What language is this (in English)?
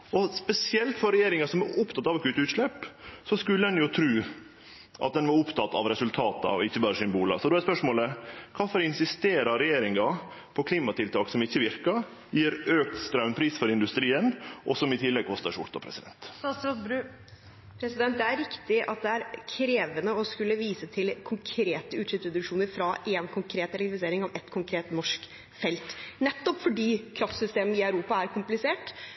Norwegian